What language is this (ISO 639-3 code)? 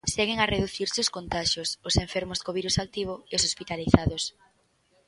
glg